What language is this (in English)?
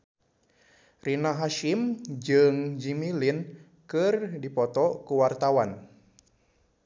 Sundanese